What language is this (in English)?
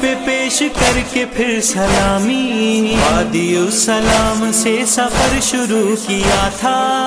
Hindi